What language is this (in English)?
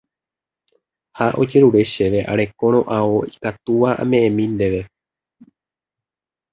Guarani